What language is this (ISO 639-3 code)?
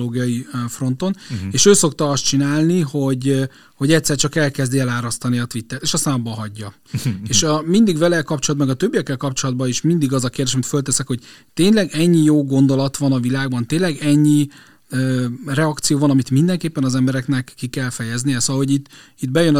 hun